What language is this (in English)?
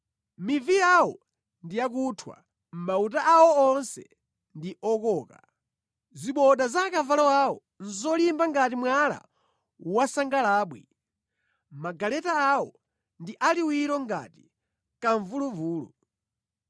Nyanja